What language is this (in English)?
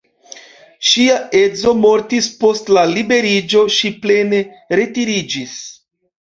Esperanto